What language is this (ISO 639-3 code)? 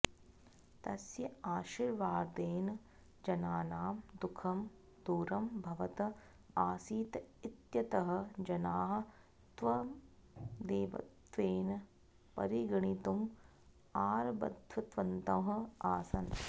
san